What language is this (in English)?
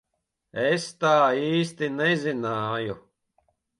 Latvian